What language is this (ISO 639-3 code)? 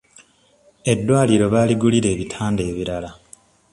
lug